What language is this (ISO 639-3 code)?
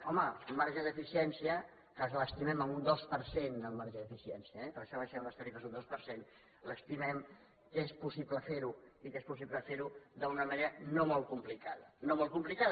cat